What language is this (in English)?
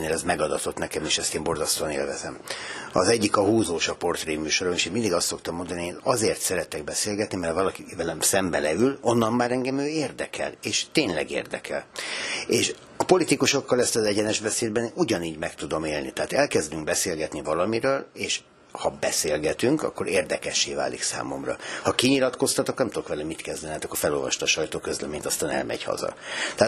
Hungarian